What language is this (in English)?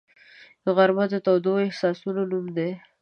Pashto